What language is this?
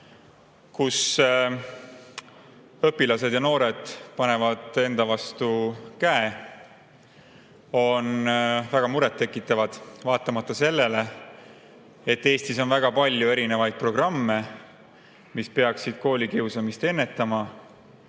Estonian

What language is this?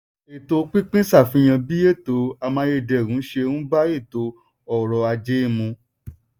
Yoruba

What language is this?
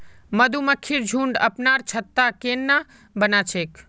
Magahi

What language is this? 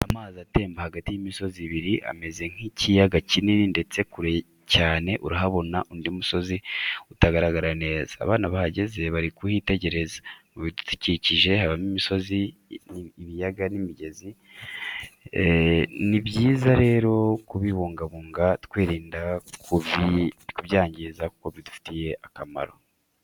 Kinyarwanda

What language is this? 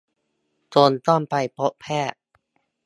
Thai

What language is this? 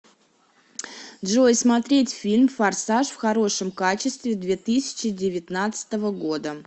Russian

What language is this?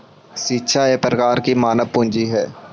Magahi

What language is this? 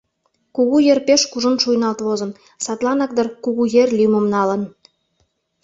Mari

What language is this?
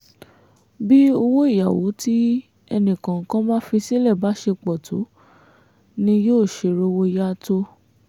Yoruba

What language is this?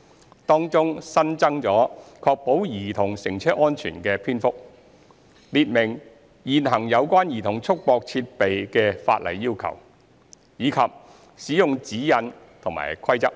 Cantonese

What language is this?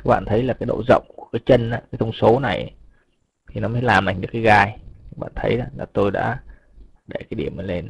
Vietnamese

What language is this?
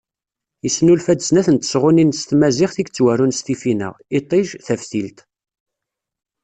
Kabyle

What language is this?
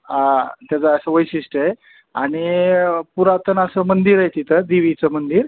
Marathi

